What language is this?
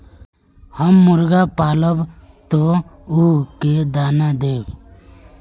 Magahi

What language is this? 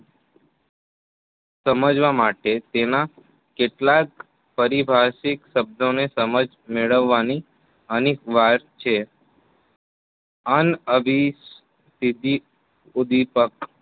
Gujarati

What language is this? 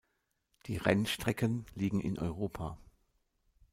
German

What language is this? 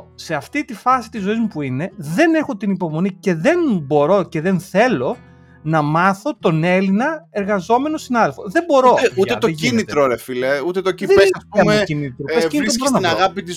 Greek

